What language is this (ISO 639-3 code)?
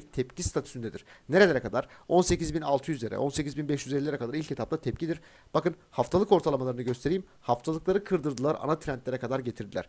tur